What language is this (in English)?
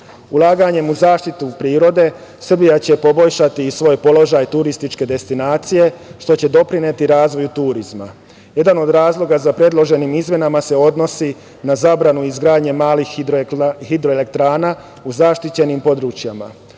Serbian